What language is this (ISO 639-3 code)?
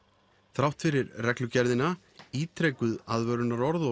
isl